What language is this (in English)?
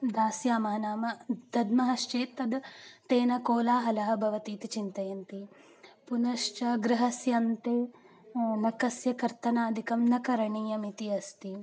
Sanskrit